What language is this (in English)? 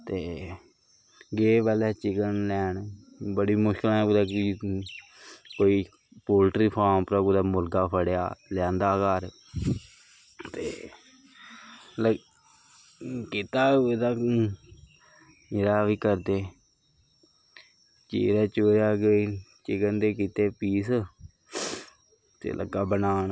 Dogri